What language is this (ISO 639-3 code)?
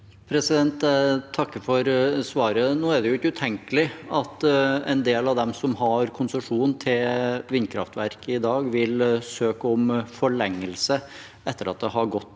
nor